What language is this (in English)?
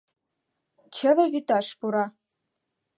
Mari